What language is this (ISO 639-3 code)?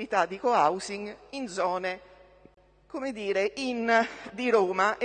ita